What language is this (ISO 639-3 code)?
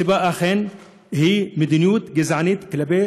heb